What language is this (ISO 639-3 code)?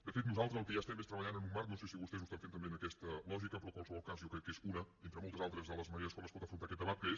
cat